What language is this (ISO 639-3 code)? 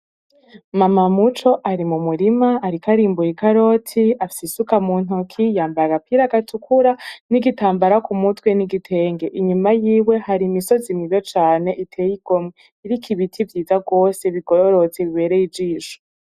run